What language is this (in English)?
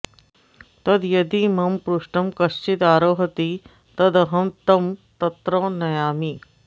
Sanskrit